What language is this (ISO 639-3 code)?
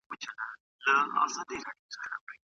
pus